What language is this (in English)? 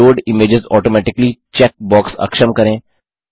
Hindi